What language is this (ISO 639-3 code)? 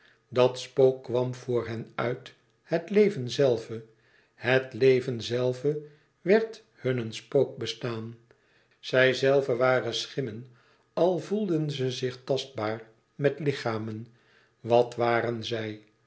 nld